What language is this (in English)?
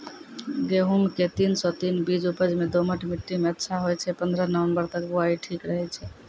Maithili